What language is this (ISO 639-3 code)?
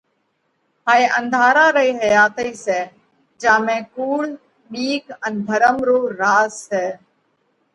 kvx